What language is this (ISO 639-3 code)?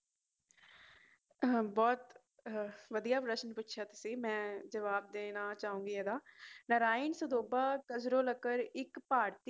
pan